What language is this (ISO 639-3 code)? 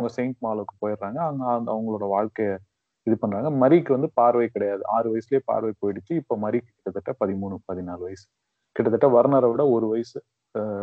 tam